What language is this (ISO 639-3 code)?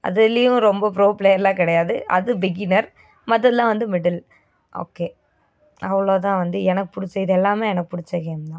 tam